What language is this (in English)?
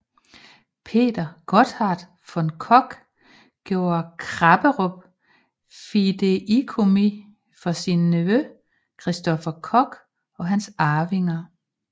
Danish